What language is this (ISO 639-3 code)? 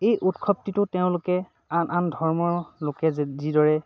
asm